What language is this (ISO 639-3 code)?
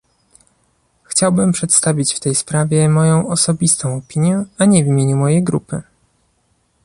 pol